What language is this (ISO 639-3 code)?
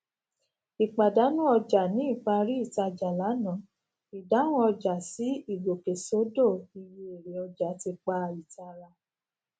yor